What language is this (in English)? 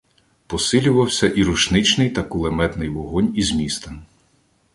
Ukrainian